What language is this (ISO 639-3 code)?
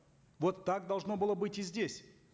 kaz